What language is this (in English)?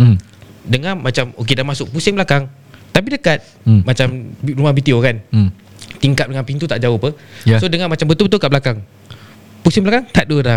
Malay